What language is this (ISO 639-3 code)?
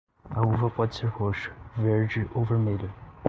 por